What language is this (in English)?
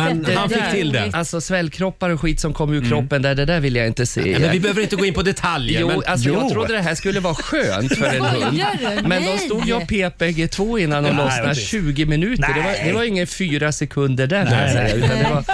Swedish